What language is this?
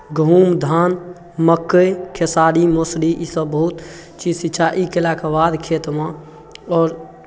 Maithili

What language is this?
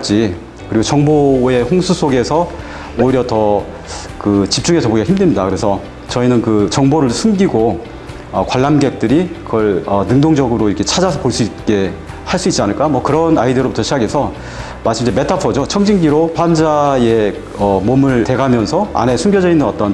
Korean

